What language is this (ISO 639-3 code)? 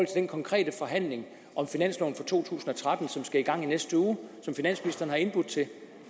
dan